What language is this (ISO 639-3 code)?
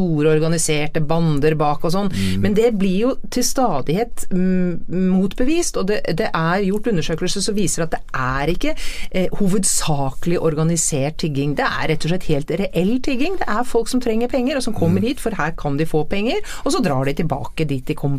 swe